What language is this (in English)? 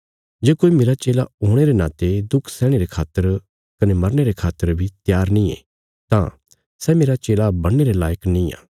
Bilaspuri